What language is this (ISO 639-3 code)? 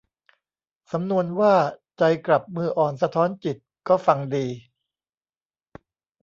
tha